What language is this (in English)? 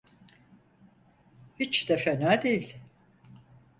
Turkish